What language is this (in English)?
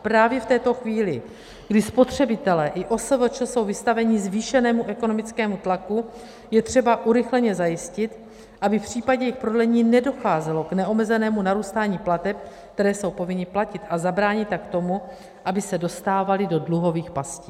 Czech